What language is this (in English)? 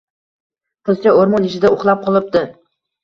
Uzbek